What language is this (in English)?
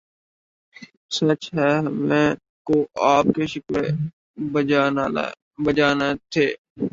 Urdu